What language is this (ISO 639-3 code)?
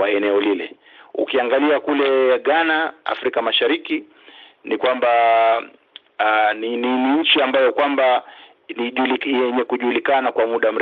swa